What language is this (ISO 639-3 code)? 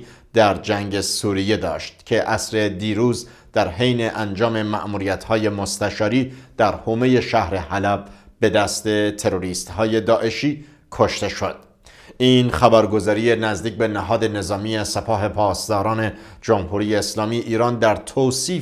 fas